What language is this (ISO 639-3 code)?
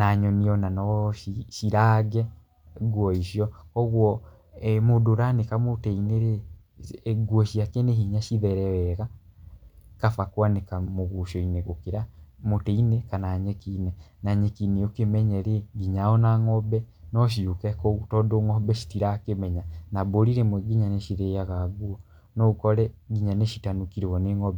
kik